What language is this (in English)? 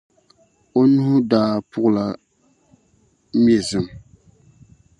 Dagbani